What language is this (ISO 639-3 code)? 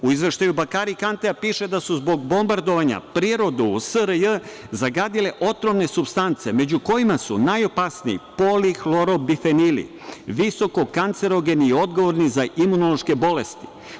srp